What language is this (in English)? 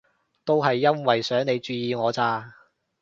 Cantonese